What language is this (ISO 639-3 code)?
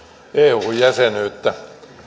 fin